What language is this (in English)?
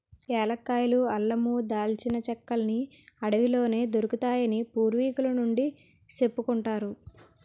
Telugu